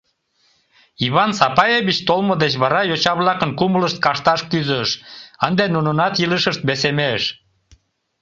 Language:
Mari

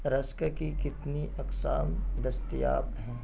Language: Urdu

